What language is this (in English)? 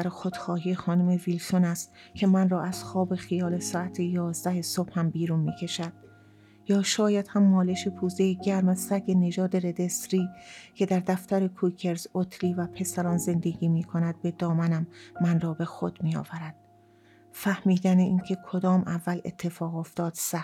Persian